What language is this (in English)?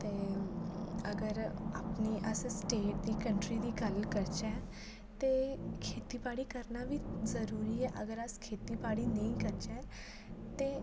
Dogri